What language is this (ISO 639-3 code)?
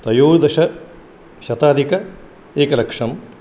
san